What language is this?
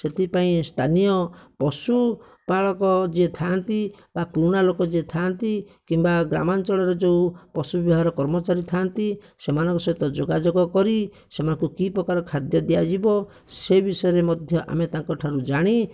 Odia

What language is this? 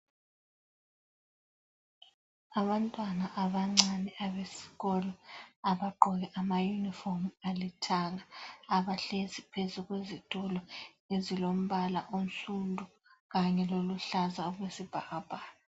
North Ndebele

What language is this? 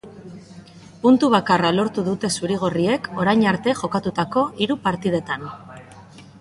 Basque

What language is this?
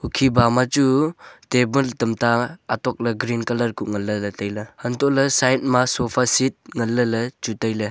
Wancho Naga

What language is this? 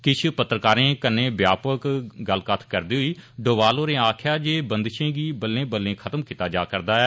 Dogri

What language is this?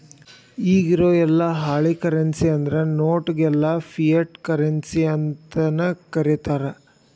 Kannada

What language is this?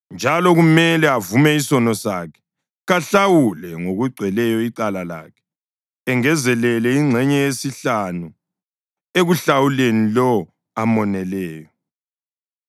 North Ndebele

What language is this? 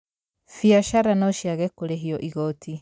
Kikuyu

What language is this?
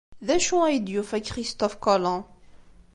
Kabyle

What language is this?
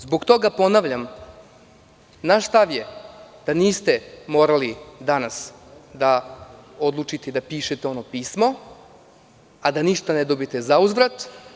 Serbian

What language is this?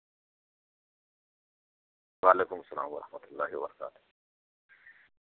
Urdu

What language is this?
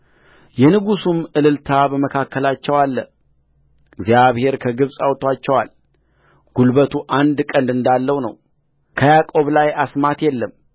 Amharic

